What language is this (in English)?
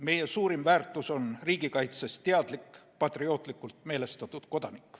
Estonian